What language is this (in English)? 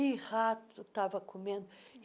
Portuguese